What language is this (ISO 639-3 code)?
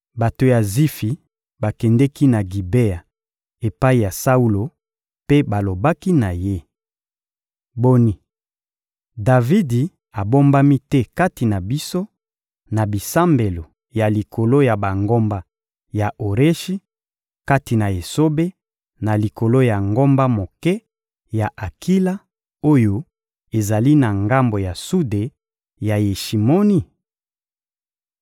lin